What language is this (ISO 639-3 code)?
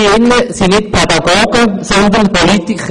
gsw